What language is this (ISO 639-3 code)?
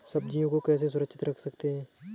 hin